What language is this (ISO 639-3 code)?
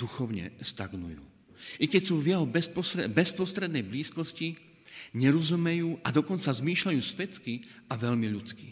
slk